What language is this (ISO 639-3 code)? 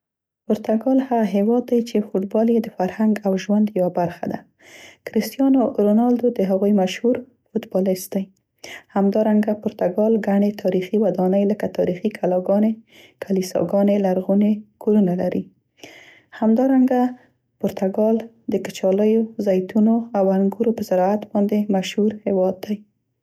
pst